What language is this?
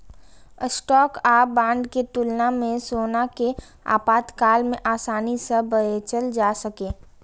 Maithili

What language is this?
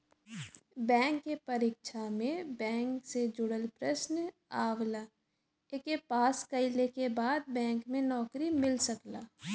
Bhojpuri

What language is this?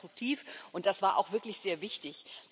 German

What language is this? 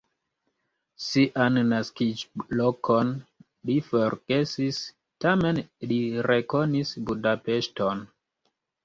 Esperanto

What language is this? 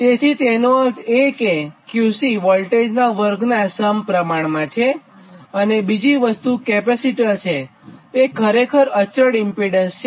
Gujarati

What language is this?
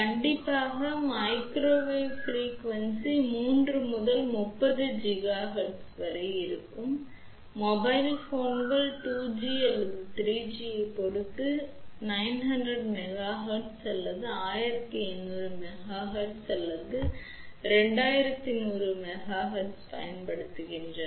Tamil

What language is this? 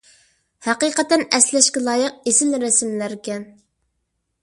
Uyghur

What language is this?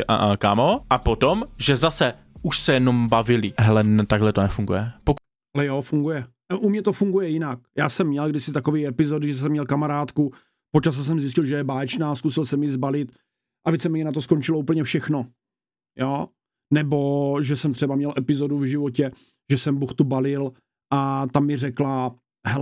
Czech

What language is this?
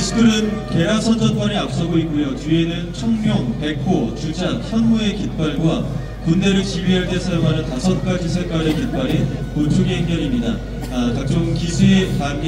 Korean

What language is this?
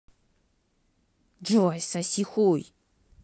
Russian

